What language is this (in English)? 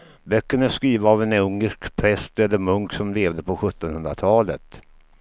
Swedish